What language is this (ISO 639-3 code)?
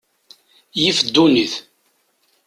kab